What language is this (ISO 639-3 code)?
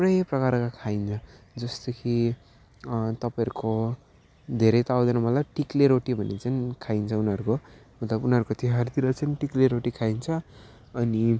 nep